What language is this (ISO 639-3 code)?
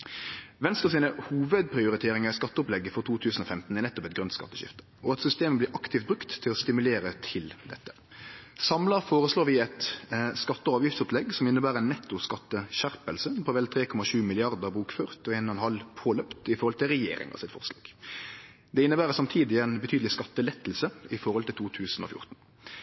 nno